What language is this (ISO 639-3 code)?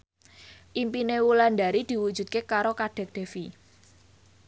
jav